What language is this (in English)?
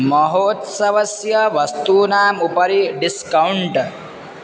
Sanskrit